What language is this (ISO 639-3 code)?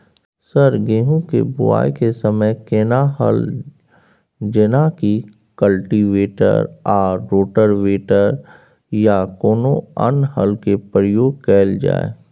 mai